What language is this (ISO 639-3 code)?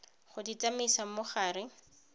tsn